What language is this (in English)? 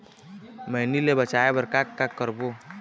Chhattisgarhi